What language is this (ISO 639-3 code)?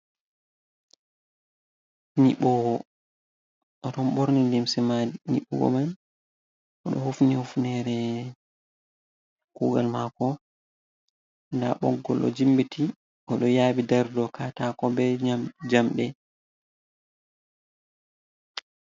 ful